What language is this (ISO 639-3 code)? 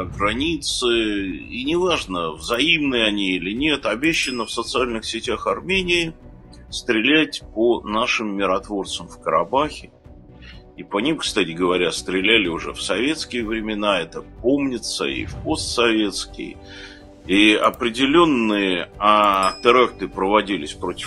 rus